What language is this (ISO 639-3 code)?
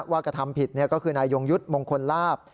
tha